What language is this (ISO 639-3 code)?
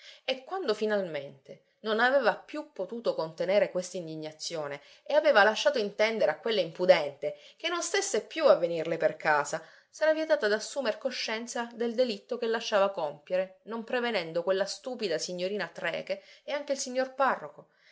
ita